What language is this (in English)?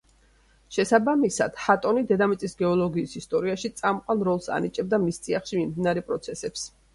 Georgian